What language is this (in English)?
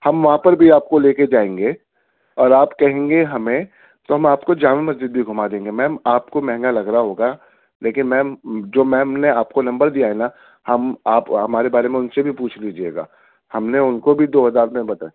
Urdu